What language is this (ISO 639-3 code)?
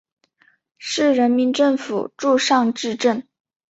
zho